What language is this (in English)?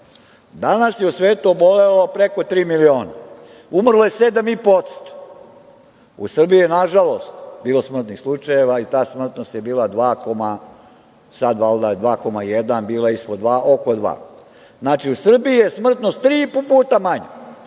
Serbian